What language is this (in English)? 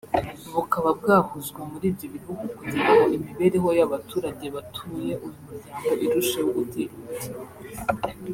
Kinyarwanda